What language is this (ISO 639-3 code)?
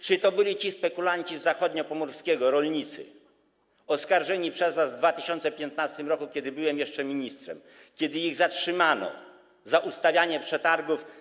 pol